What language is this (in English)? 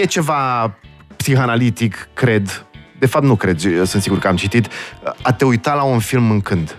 Romanian